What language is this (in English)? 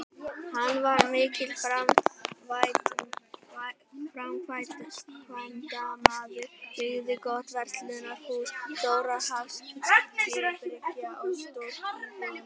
Icelandic